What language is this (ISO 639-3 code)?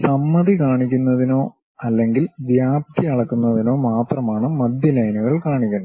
mal